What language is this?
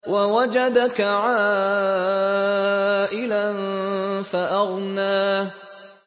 Arabic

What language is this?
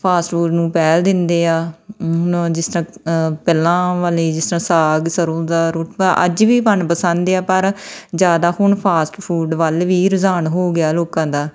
Punjabi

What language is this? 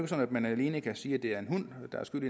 Danish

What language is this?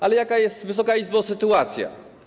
Polish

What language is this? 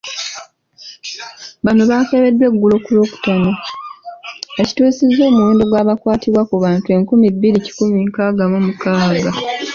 Ganda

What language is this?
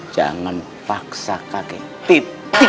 Indonesian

